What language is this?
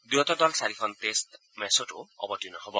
Assamese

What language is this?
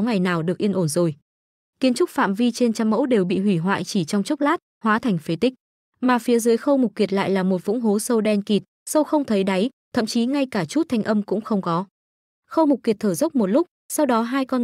Vietnamese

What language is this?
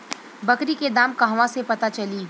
Bhojpuri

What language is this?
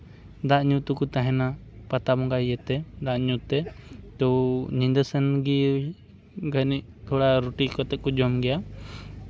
Santali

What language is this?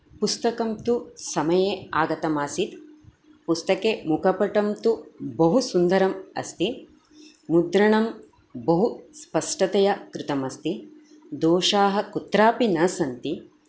Sanskrit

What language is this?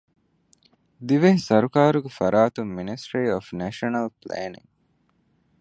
Divehi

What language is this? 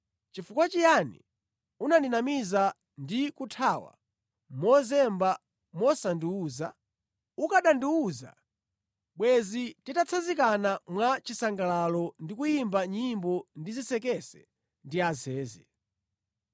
Nyanja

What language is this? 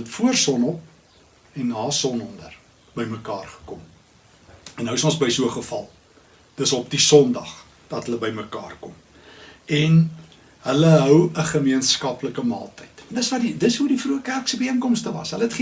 Dutch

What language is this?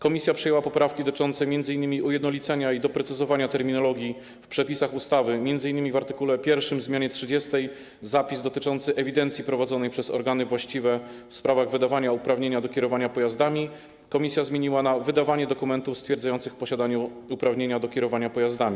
Polish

